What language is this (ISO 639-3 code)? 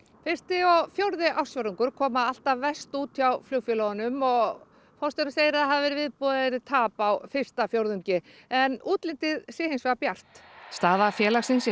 isl